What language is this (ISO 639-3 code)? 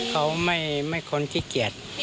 tha